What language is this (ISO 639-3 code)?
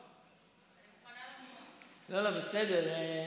heb